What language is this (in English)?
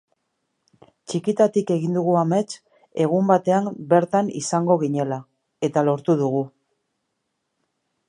Basque